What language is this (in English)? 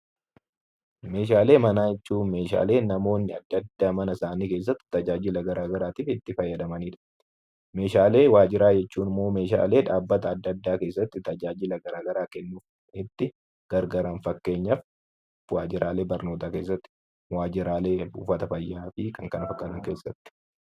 Oromo